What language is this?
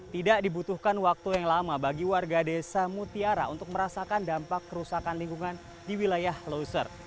Indonesian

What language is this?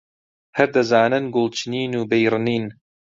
Central Kurdish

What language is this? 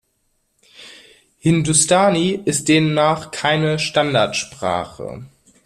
German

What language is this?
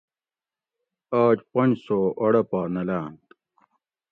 Gawri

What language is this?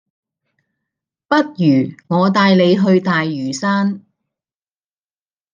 Cantonese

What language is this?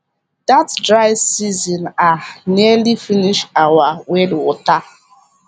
Nigerian Pidgin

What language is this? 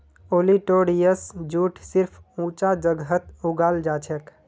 Magahi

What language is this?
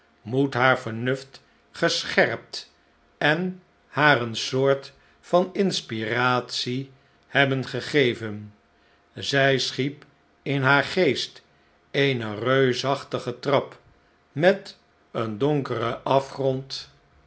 Dutch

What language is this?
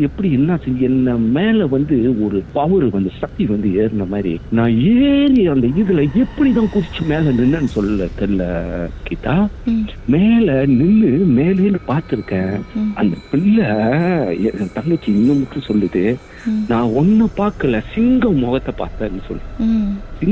Tamil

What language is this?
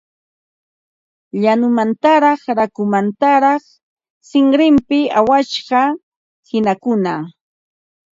Ambo-Pasco Quechua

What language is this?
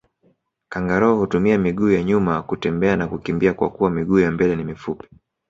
Swahili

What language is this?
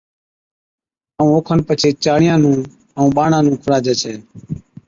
Od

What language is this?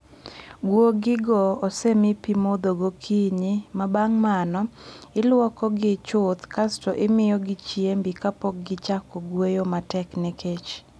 Luo (Kenya and Tanzania)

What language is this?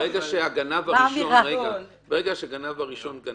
Hebrew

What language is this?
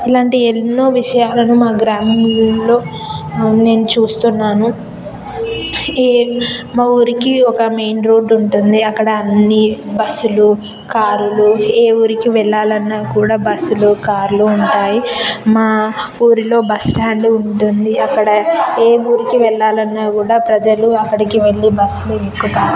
Telugu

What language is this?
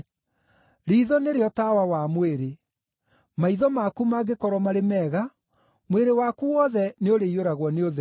Kikuyu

